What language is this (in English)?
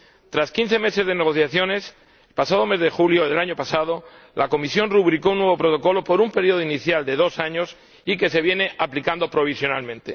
Spanish